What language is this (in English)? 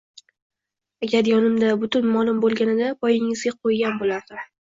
Uzbek